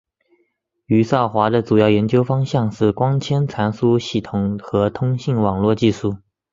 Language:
Chinese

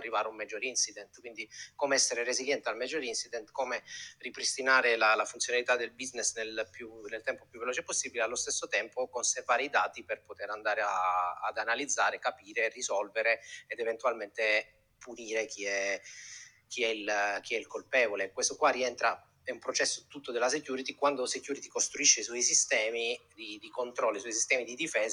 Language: Italian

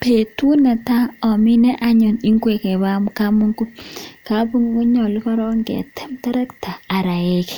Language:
Kalenjin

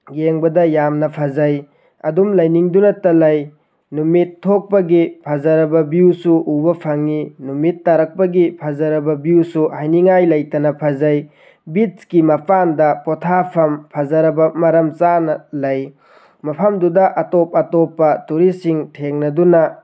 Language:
Manipuri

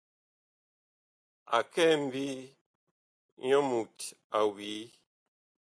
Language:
Bakoko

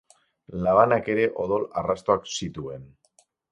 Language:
Basque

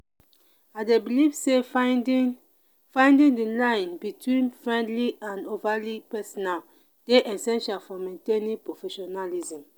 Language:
Nigerian Pidgin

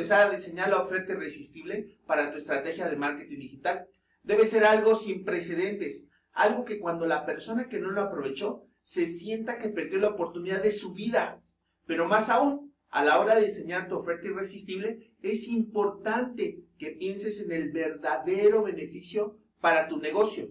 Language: Spanish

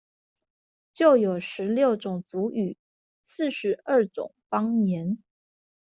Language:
Chinese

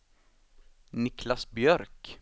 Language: Swedish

